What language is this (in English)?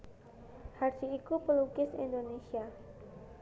Javanese